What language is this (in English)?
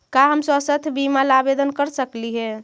Magahi